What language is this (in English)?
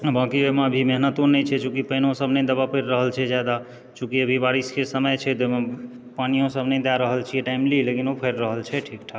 Maithili